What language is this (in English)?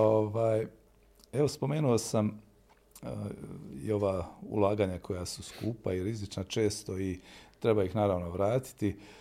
Croatian